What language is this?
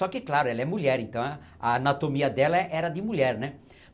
Portuguese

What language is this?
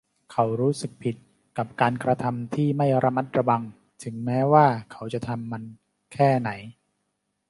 Thai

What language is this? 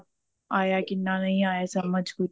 Punjabi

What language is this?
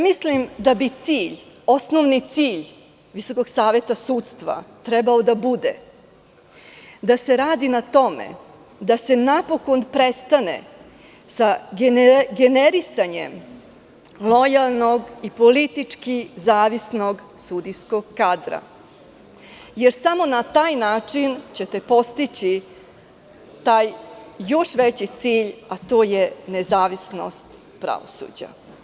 Serbian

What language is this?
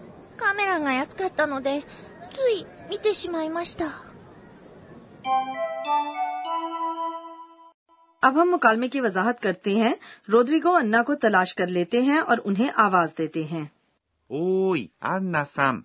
Urdu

